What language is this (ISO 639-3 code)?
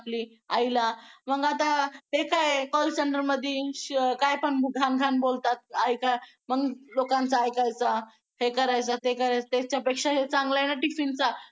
mar